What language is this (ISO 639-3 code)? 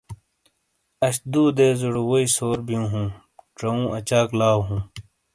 scl